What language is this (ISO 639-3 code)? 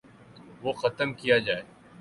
urd